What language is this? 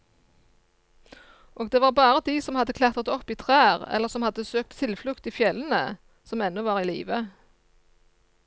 Norwegian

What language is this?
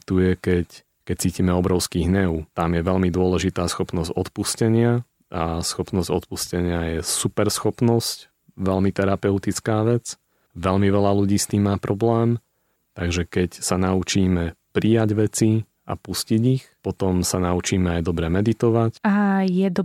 Slovak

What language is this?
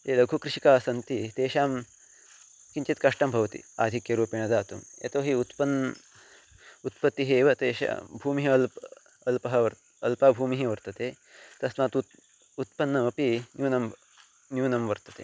Sanskrit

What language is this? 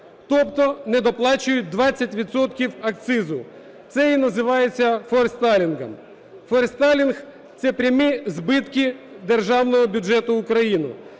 Ukrainian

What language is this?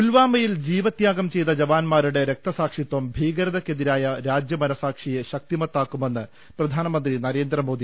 Malayalam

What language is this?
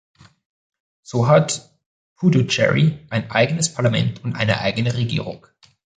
German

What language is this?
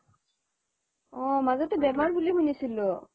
Assamese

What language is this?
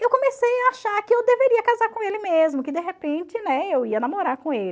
Portuguese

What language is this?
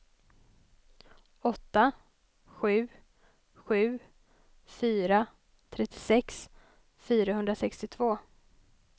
Swedish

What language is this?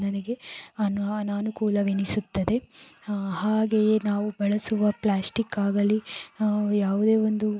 Kannada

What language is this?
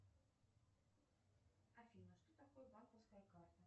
Russian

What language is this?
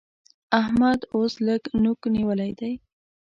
Pashto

